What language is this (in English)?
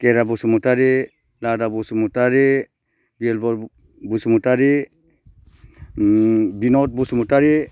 Bodo